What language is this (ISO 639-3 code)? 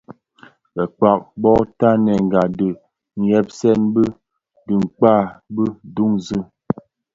ksf